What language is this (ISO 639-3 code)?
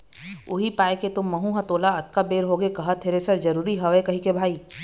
hne